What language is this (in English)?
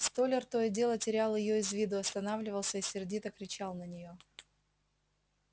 Russian